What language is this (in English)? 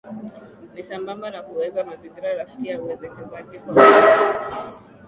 Swahili